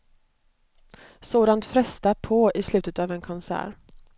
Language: Swedish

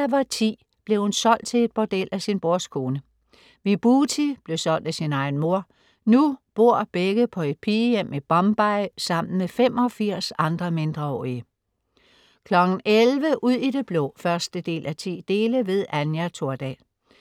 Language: Danish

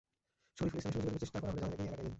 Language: Bangla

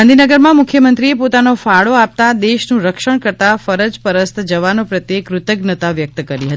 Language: Gujarati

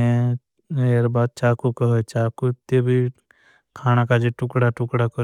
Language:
Bhili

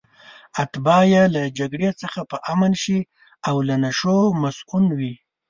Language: Pashto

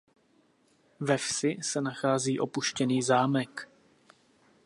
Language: Czech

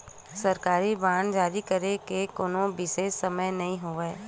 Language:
Chhattisgarhi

